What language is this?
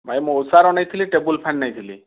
Odia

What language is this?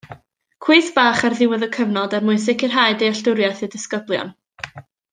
Welsh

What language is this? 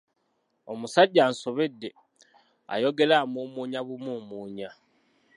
Ganda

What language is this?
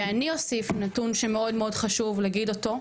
Hebrew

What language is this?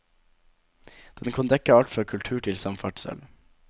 Norwegian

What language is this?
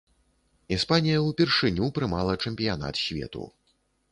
Belarusian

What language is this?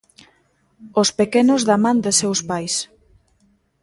Galician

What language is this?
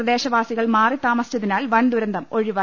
Malayalam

